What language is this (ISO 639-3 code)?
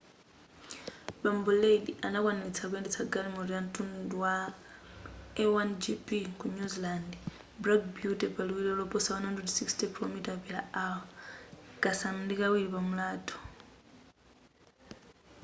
nya